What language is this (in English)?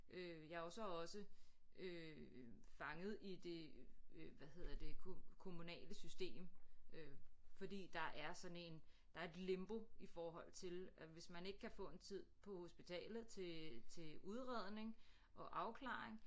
Danish